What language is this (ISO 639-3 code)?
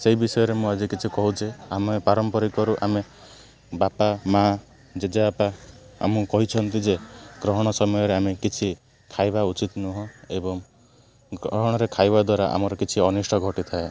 ori